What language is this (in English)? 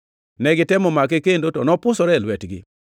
Luo (Kenya and Tanzania)